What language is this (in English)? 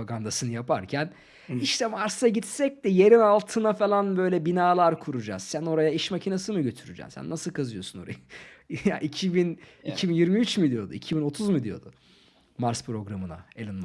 Turkish